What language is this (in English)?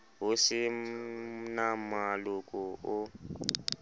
Southern Sotho